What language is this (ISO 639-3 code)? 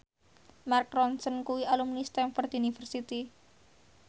jav